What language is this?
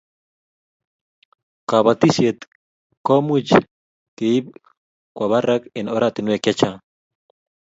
Kalenjin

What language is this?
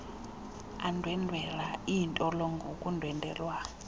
Xhosa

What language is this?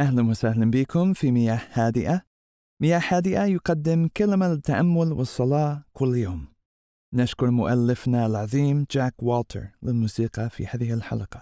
Arabic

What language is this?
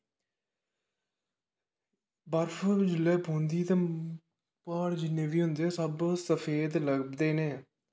Dogri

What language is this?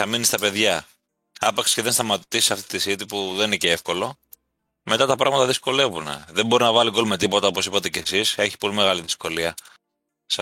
Greek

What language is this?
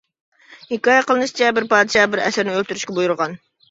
Uyghur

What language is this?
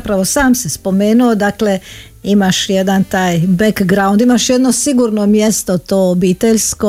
Croatian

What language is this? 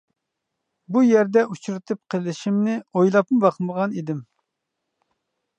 Uyghur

